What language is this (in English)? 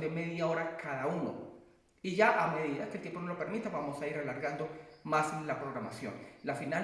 Spanish